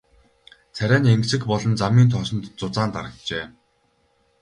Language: Mongolian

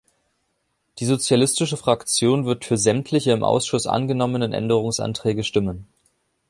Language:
German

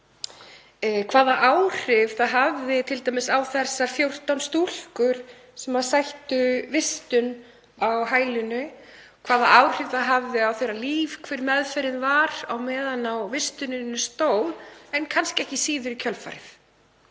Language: Icelandic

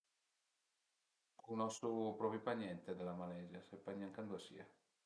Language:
Piedmontese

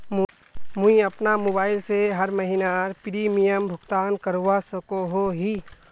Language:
Magahi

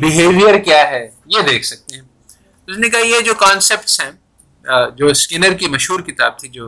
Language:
Urdu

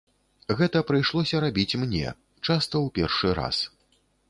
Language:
Belarusian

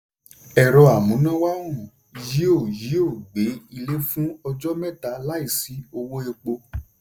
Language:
Yoruba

